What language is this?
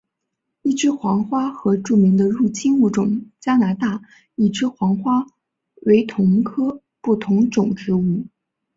Chinese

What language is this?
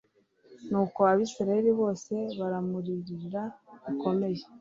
Kinyarwanda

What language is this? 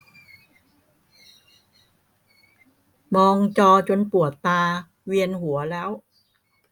Thai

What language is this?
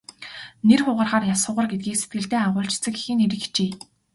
Mongolian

